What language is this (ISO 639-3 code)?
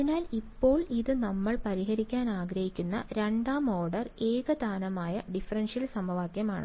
mal